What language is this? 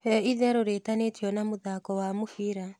Kikuyu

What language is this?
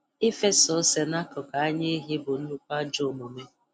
Igbo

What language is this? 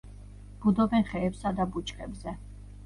Georgian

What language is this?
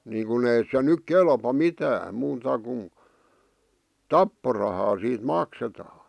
Finnish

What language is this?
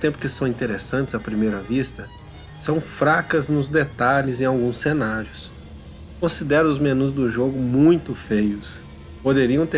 Portuguese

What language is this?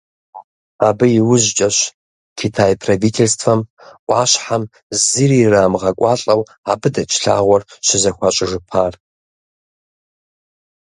Kabardian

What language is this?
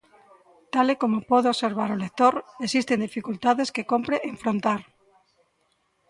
Galician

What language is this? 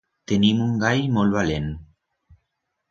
Aragonese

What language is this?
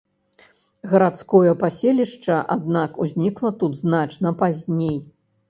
Belarusian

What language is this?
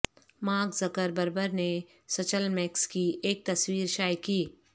Urdu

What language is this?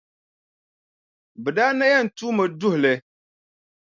Dagbani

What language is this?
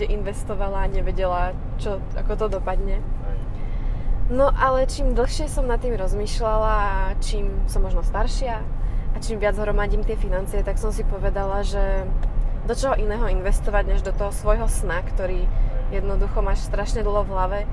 Slovak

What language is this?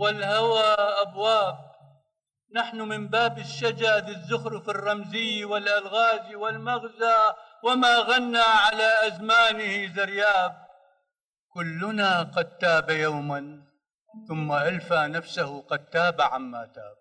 Arabic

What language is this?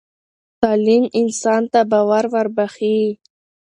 Pashto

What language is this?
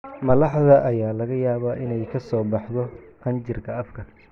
Somali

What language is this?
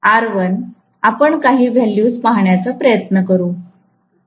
Marathi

